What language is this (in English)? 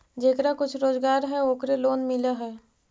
Magahi